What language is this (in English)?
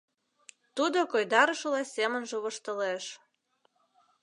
Mari